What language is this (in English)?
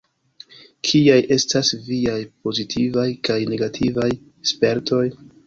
Esperanto